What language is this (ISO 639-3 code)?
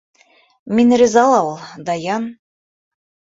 bak